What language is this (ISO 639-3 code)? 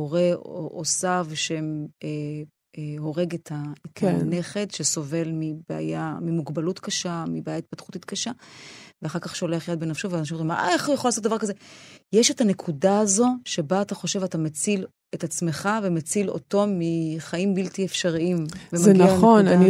heb